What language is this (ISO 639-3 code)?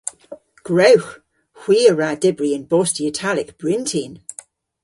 cor